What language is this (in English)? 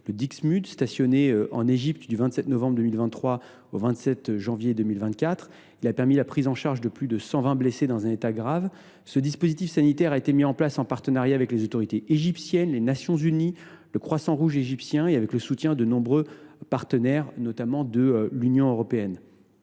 French